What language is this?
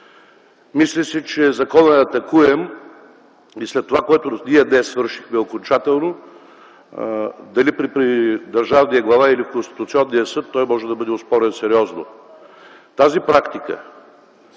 Bulgarian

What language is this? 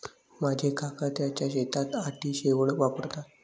Marathi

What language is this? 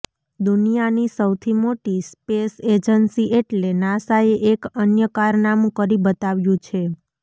Gujarati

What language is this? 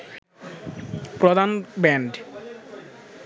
Bangla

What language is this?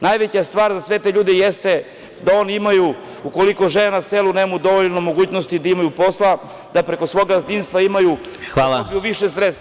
Serbian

